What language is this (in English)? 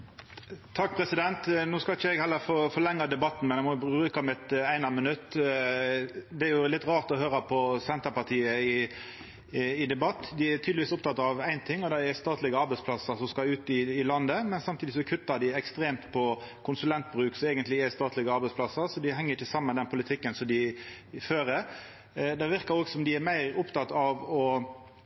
Norwegian Nynorsk